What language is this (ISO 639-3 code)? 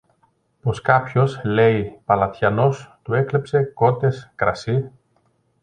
ell